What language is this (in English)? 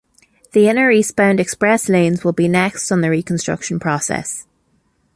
English